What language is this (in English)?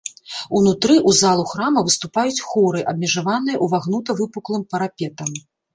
Belarusian